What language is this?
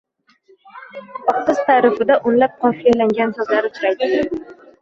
Uzbek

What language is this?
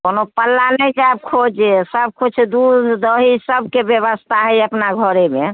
Maithili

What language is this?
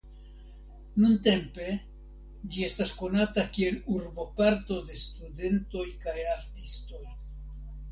Esperanto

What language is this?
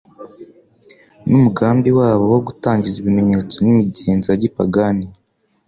Kinyarwanda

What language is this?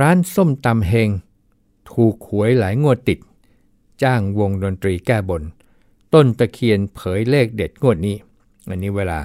Thai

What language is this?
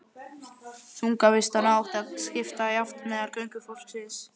Icelandic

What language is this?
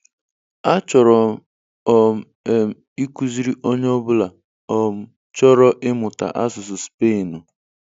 Igbo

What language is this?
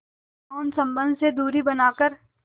Hindi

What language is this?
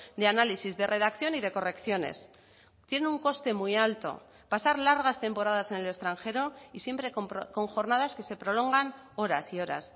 Spanish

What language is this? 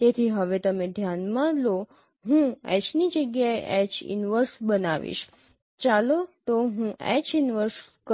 Gujarati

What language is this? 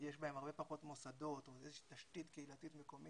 Hebrew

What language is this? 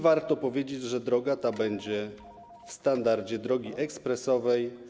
Polish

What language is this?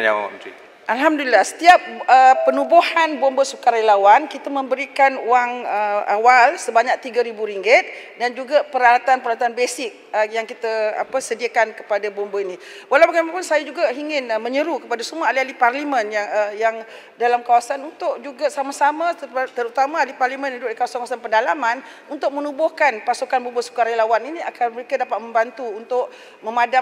Malay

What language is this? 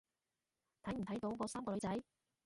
Cantonese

